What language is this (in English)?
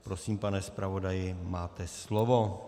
Czech